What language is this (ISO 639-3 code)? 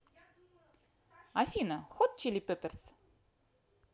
rus